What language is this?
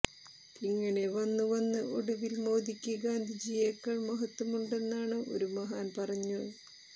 Malayalam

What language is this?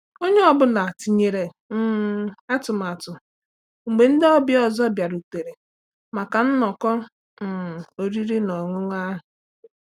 Igbo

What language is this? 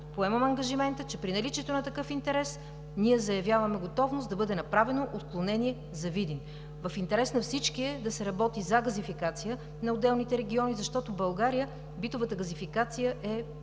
Bulgarian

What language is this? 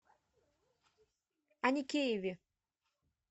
Russian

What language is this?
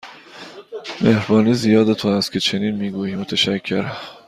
Persian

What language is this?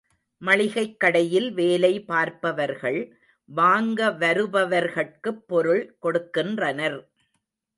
Tamil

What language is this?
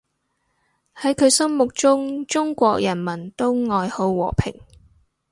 Cantonese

